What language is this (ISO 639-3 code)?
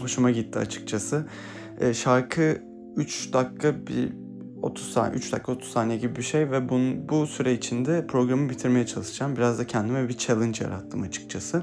tur